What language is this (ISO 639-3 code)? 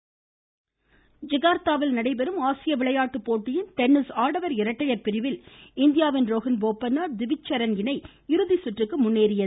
tam